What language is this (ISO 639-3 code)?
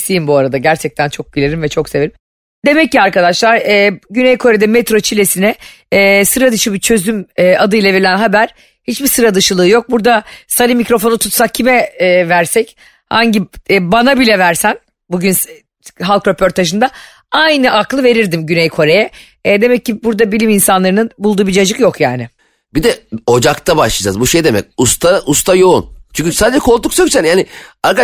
tur